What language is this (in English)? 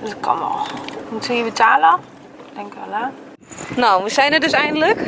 Dutch